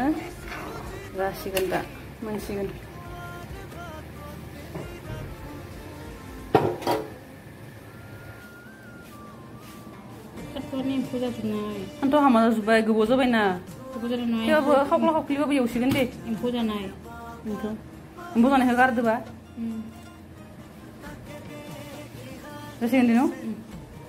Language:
Indonesian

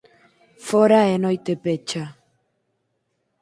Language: Galician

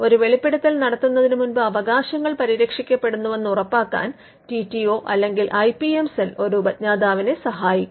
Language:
Malayalam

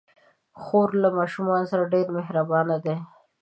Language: Pashto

